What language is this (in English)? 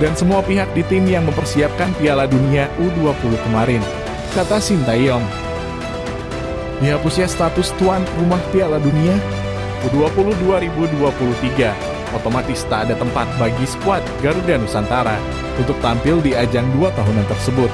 Indonesian